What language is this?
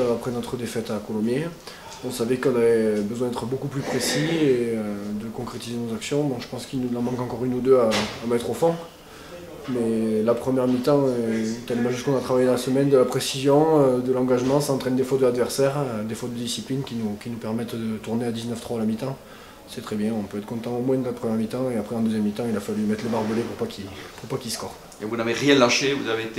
French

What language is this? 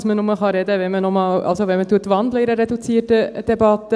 Swiss German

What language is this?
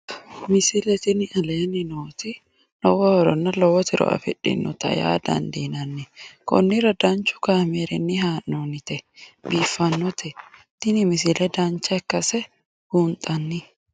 Sidamo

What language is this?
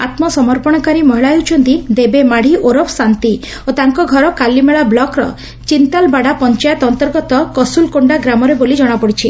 Odia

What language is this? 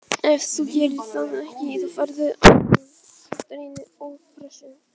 Icelandic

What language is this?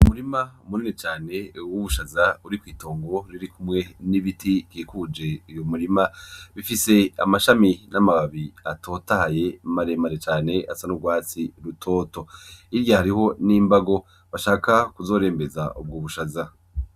Rundi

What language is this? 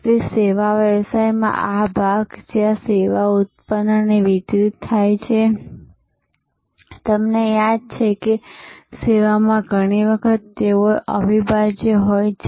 Gujarati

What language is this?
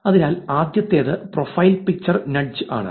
Malayalam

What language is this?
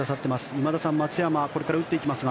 Japanese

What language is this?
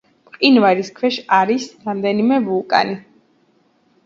Georgian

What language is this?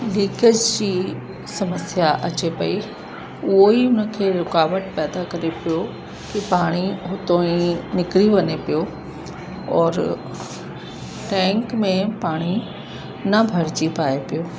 Sindhi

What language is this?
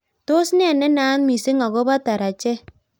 Kalenjin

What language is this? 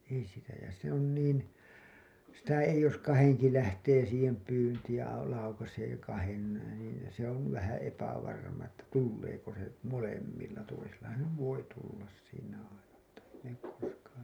Finnish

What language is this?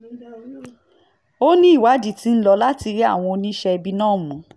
Yoruba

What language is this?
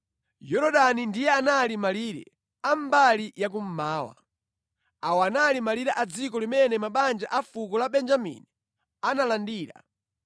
Nyanja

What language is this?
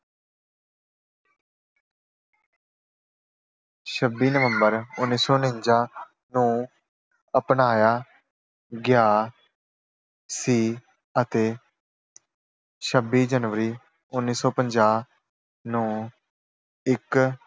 Punjabi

